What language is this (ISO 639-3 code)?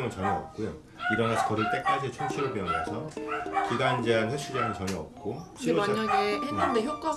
kor